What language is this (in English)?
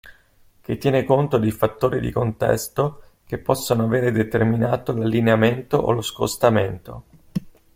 Italian